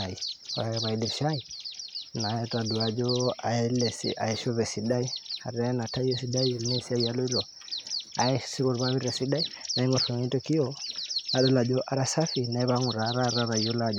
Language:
Masai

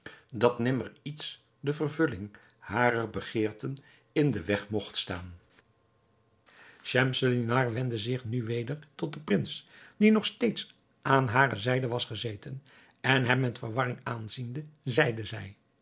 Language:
Dutch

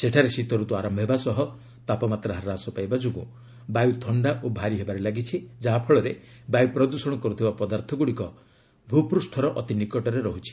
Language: Odia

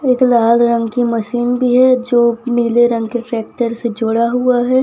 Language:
Hindi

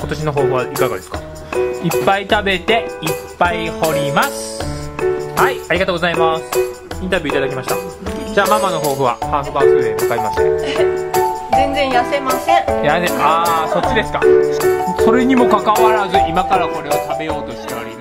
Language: Japanese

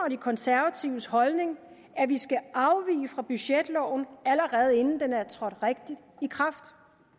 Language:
Danish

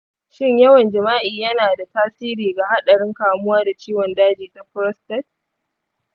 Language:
Hausa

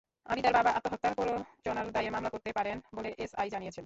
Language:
Bangla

